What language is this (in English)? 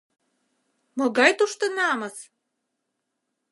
Mari